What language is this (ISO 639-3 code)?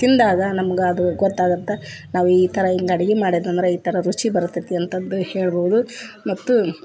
kan